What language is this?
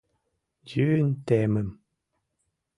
Mari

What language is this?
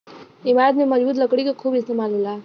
Bhojpuri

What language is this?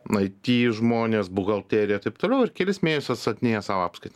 Lithuanian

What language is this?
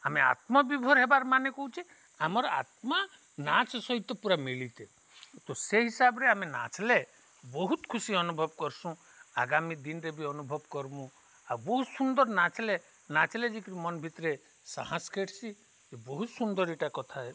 Odia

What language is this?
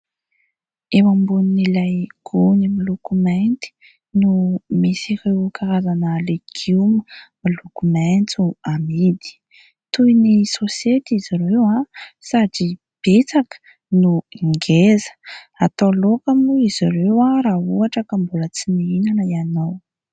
Malagasy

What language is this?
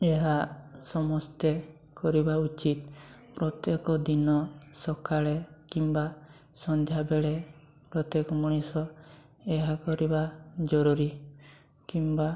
Odia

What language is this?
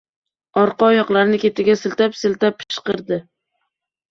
Uzbek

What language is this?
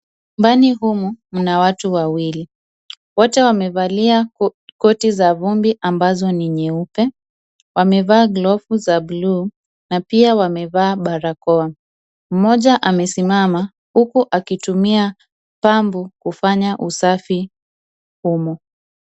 Swahili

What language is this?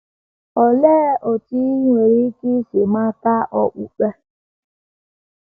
Igbo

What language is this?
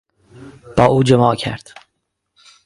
Persian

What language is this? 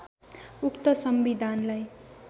Nepali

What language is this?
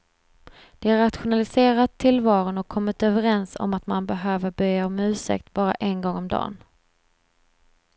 Swedish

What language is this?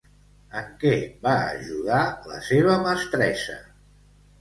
Catalan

